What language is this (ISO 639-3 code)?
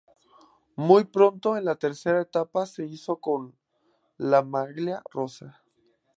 spa